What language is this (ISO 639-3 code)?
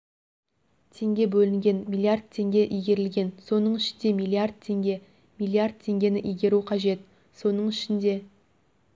kaz